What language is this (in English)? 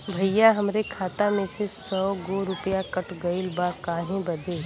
Bhojpuri